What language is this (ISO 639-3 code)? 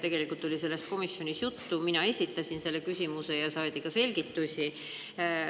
est